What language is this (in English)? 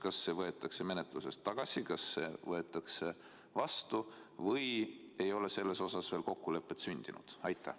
Estonian